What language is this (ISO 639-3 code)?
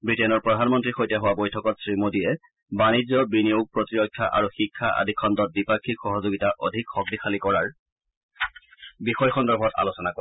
asm